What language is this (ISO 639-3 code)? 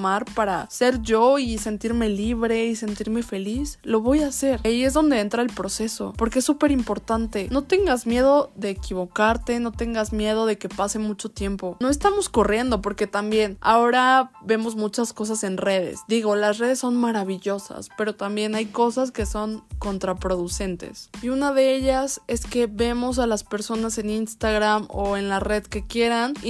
spa